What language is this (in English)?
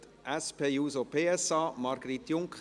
Swiss German